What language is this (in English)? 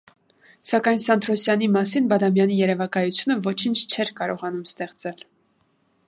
Armenian